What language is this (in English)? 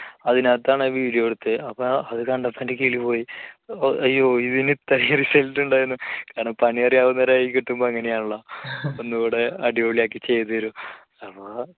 Malayalam